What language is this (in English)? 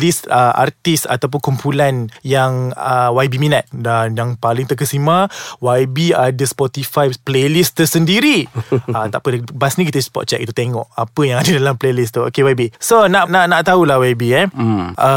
Malay